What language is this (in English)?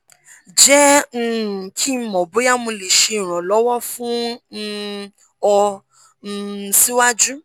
Yoruba